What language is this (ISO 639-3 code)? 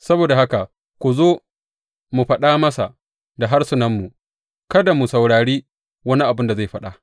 hau